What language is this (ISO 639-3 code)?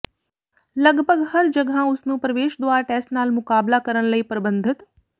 pan